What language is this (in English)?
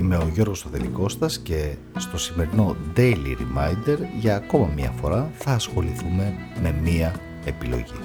Greek